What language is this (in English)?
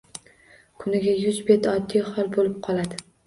Uzbek